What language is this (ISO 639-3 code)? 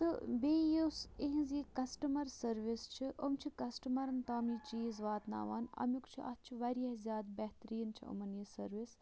kas